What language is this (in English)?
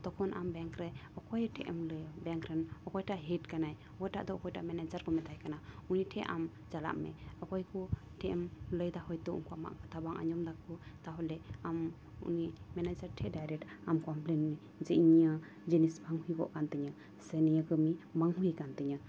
Santali